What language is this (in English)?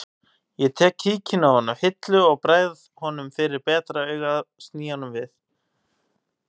Icelandic